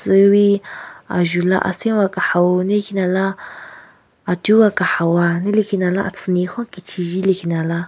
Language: Southern Rengma Naga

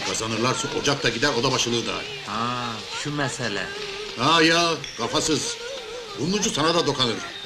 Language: Turkish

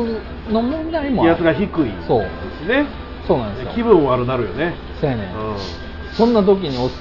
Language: Japanese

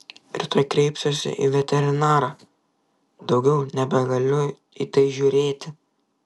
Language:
Lithuanian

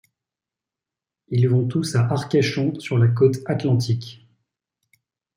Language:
French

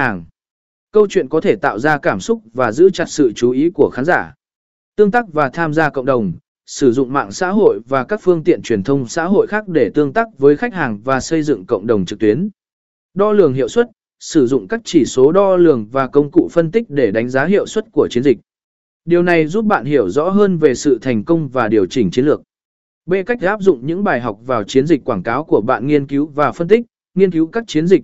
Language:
Vietnamese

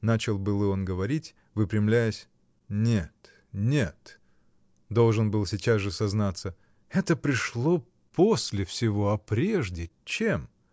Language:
Russian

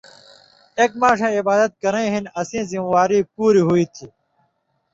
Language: Indus Kohistani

